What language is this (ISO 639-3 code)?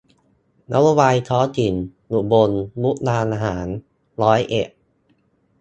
tha